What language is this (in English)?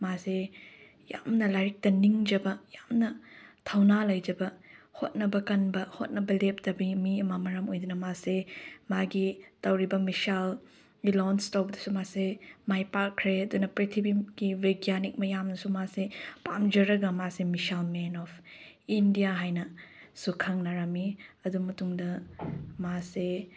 Manipuri